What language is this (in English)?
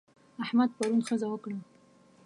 Pashto